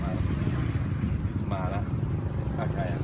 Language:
Thai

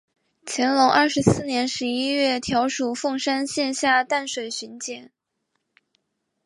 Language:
Chinese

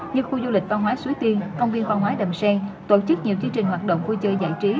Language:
Vietnamese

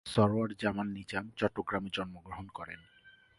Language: Bangla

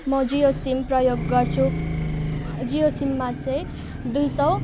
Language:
Nepali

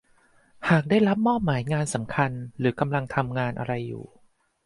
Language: Thai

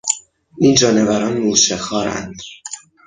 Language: Persian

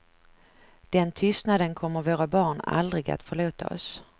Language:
Swedish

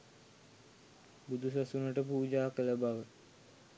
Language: Sinhala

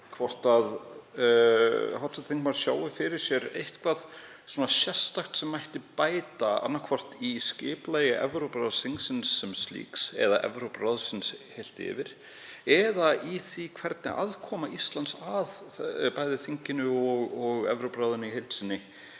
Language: Icelandic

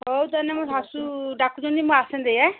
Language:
Odia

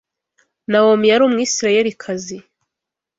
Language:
Kinyarwanda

